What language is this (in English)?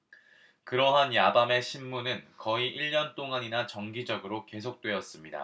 Korean